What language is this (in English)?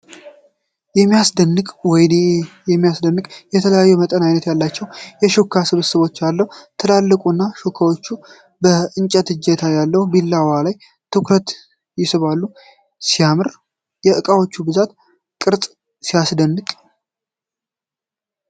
Amharic